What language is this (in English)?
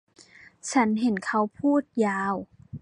Thai